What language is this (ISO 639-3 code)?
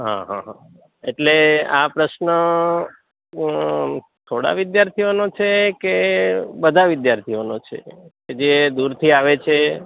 guj